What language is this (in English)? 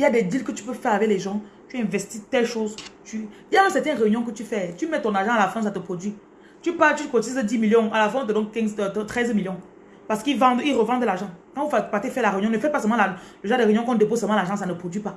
French